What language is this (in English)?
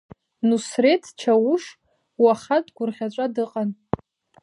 Abkhazian